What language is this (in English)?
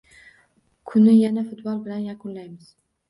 Uzbek